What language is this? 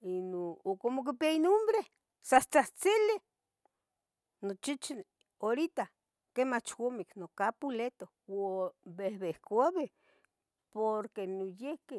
Tetelcingo Nahuatl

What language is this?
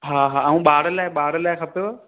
Sindhi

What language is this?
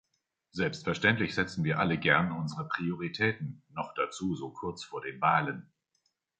German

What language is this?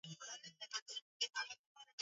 Swahili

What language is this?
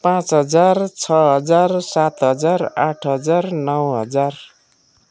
Nepali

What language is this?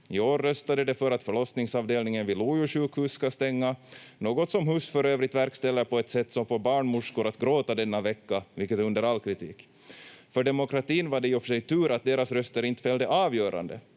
Finnish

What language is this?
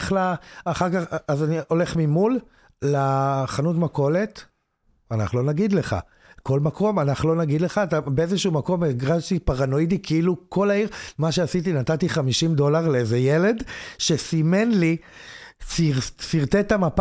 Hebrew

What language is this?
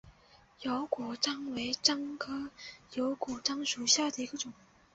Chinese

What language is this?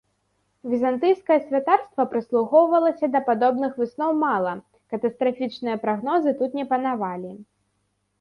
Belarusian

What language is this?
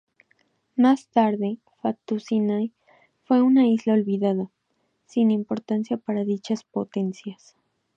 Spanish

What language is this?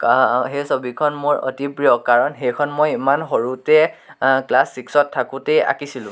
Assamese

